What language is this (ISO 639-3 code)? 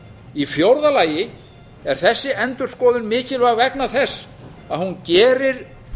isl